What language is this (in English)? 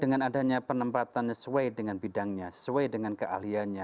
Indonesian